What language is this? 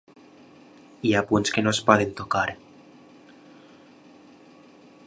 Catalan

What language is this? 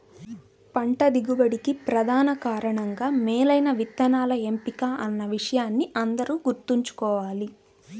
Telugu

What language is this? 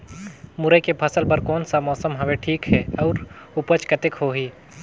Chhattisgarhi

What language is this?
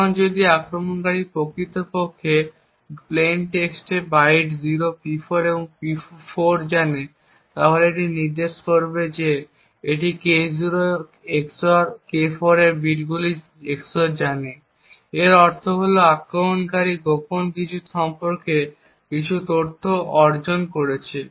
Bangla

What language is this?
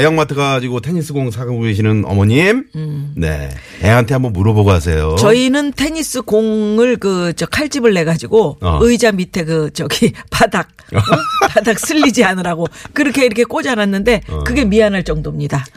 Korean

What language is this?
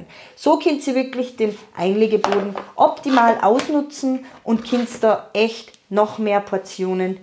German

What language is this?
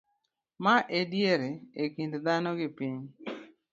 Luo (Kenya and Tanzania)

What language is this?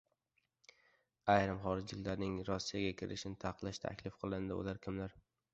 Uzbek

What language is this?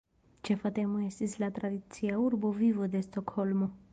Esperanto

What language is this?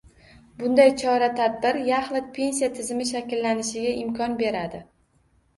Uzbek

